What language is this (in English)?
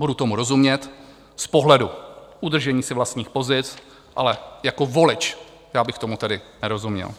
Czech